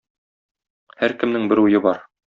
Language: Tatar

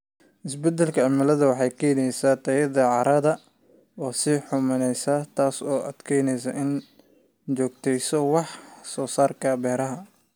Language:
Somali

